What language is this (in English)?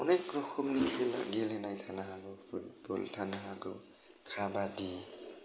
Bodo